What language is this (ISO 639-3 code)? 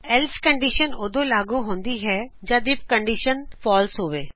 pan